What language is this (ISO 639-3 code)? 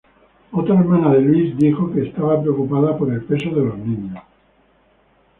spa